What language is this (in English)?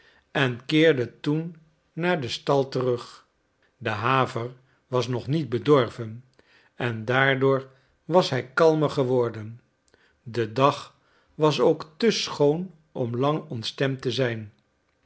Dutch